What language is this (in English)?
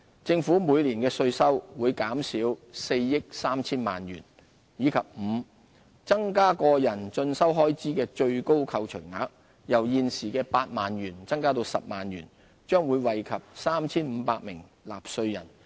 Cantonese